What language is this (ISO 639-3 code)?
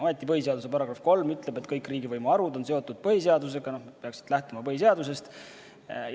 est